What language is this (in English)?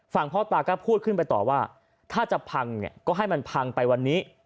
Thai